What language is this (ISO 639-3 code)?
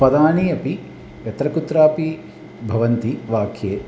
san